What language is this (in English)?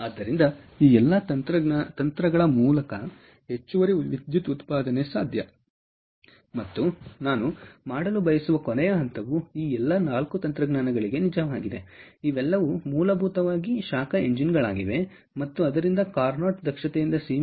Kannada